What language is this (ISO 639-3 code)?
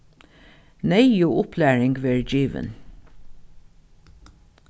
fao